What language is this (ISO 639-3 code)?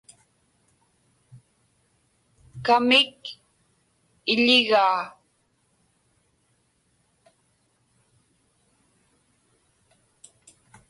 ipk